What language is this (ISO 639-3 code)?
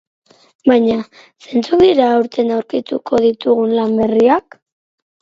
eus